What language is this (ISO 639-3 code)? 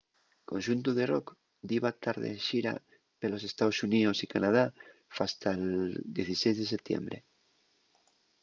ast